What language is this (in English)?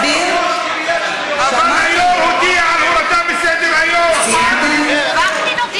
Hebrew